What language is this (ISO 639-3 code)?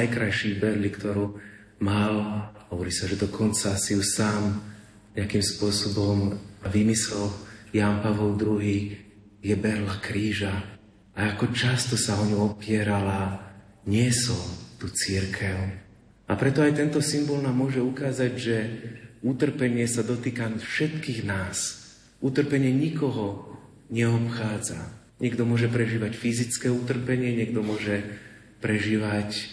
slk